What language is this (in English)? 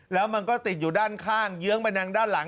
Thai